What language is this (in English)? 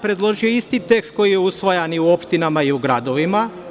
Serbian